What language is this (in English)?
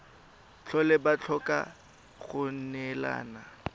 Tswana